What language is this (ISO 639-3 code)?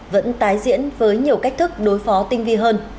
vie